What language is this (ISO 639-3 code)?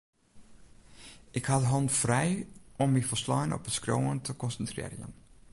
fry